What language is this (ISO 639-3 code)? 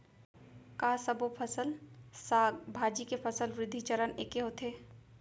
hne